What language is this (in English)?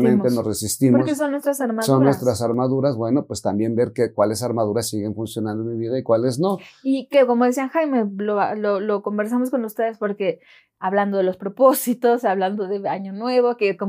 Spanish